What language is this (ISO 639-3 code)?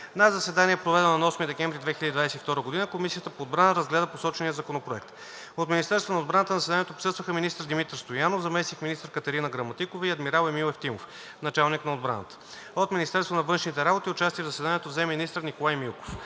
bul